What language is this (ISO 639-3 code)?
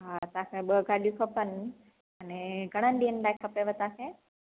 snd